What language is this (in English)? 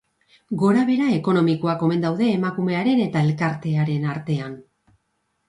Basque